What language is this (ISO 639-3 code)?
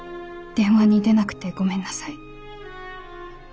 jpn